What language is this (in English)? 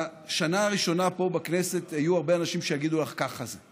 Hebrew